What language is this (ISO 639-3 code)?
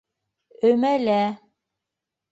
bak